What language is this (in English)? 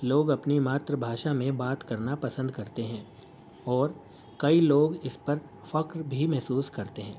Urdu